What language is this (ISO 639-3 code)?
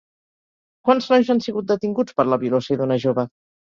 cat